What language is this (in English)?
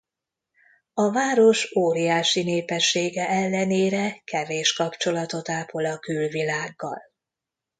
Hungarian